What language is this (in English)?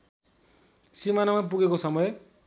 Nepali